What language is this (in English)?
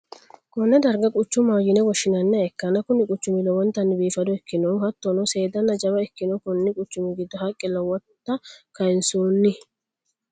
Sidamo